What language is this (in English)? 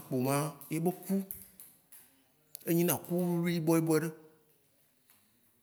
Waci Gbe